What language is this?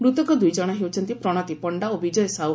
Odia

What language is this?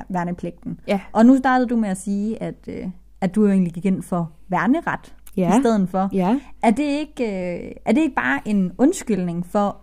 Danish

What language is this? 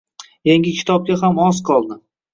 Uzbek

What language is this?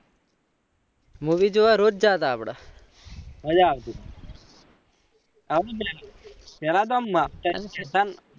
Gujarati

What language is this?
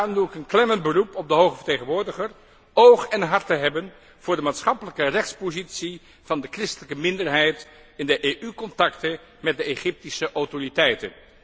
Dutch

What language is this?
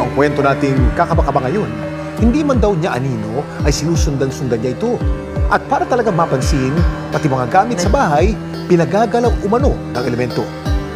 Filipino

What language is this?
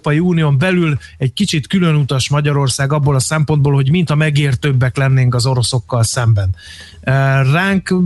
Hungarian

